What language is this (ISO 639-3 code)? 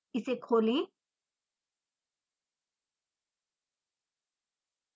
hin